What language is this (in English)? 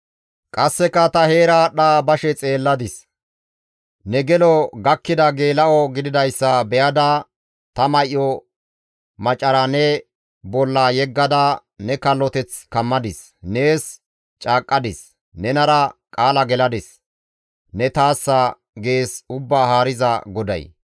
Gamo